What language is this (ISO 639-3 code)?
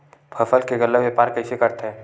hne